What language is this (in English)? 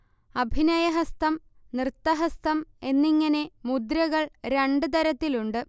Malayalam